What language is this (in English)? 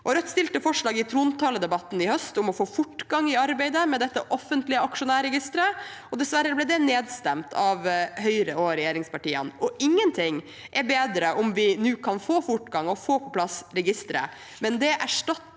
Norwegian